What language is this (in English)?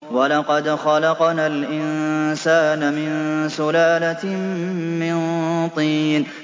Arabic